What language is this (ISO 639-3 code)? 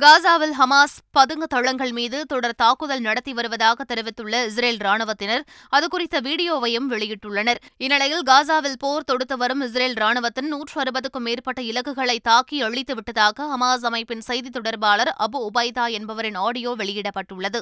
tam